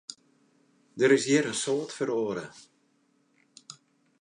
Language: Western Frisian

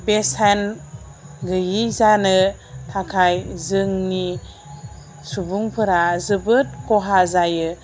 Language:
Bodo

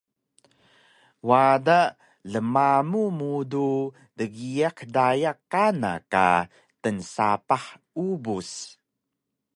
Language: Taroko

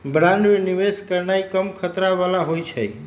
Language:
Magahi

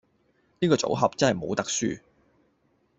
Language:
Cantonese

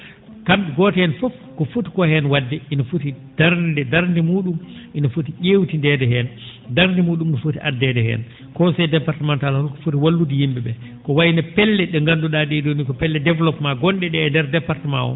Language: Fula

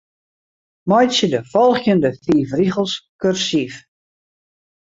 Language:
Western Frisian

